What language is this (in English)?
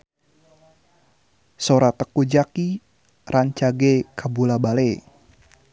Sundanese